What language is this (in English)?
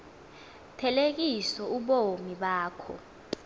Xhosa